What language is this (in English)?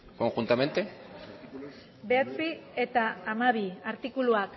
Basque